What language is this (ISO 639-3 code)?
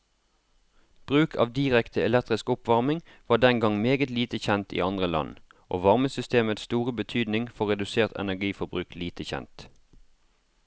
nor